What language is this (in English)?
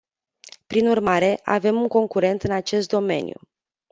Romanian